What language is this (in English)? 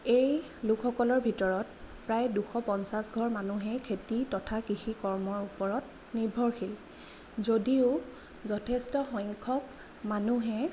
Assamese